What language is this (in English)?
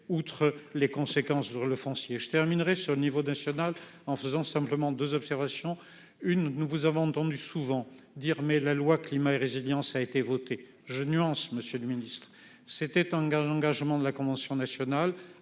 French